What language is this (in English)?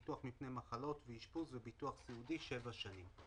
Hebrew